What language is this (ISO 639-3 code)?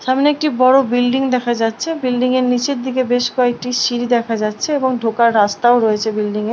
ben